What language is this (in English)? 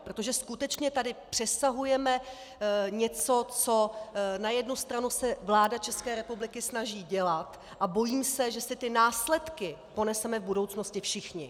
Czech